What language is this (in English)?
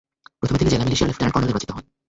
Bangla